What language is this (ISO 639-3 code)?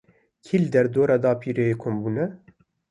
kur